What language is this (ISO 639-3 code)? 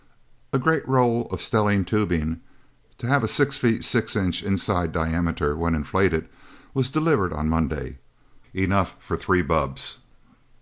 eng